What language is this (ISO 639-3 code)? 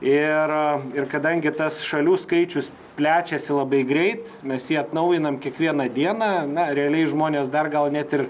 lit